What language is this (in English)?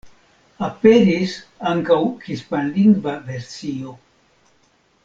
Esperanto